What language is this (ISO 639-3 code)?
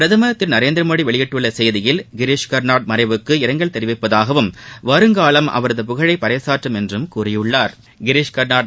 tam